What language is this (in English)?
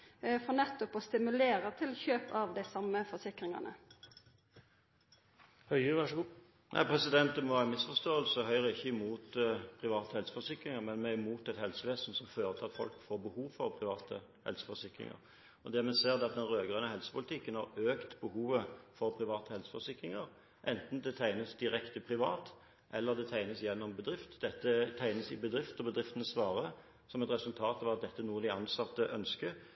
Norwegian